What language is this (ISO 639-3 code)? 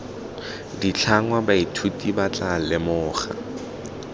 tsn